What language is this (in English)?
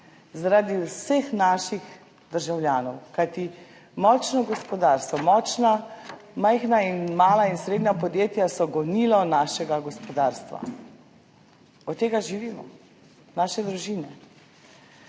Slovenian